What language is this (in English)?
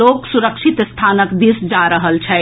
Maithili